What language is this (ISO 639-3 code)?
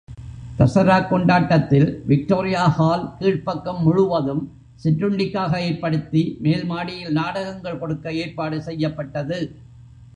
tam